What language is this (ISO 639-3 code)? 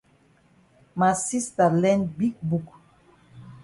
wes